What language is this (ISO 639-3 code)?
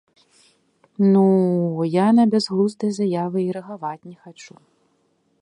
bel